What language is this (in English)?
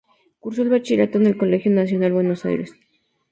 Spanish